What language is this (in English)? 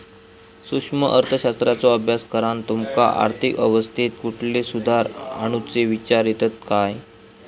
Marathi